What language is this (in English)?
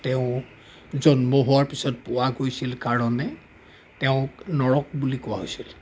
Assamese